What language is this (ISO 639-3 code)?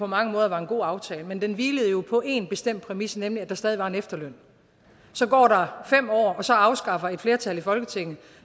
dan